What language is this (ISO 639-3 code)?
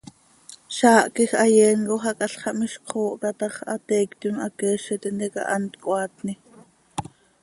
sei